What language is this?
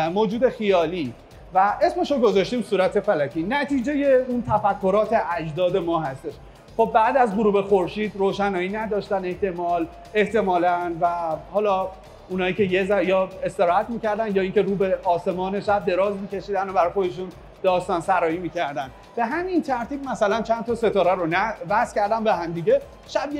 Persian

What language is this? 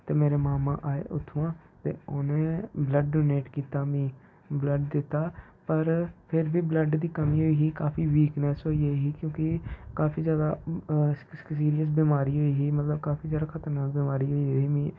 Dogri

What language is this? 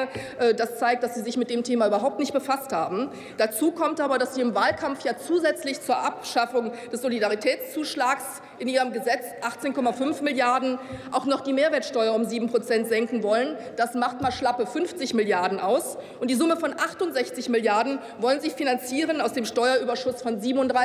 German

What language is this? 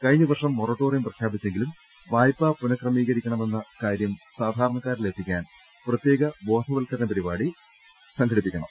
Malayalam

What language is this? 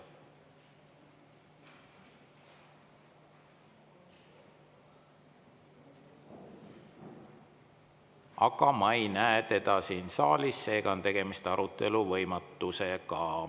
Estonian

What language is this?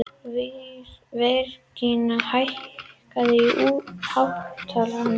Icelandic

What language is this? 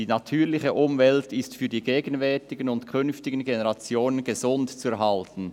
Swiss German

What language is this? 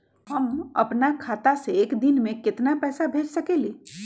Magahi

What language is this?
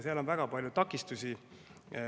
Estonian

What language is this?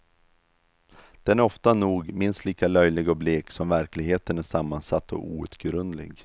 Swedish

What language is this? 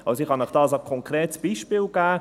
Swiss German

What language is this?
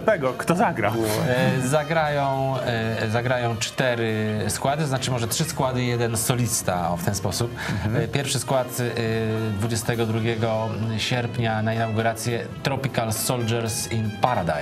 Polish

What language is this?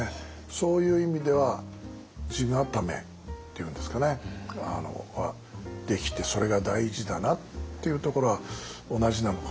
Japanese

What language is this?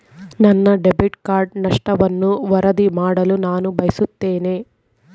Kannada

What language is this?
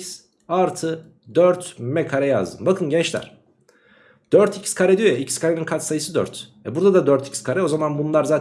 Turkish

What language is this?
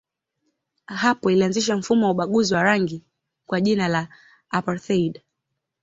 Swahili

